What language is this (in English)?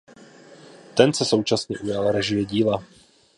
Czech